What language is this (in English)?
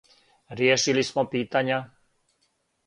Serbian